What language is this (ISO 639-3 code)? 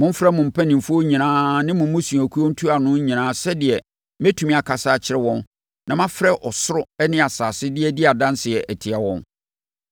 aka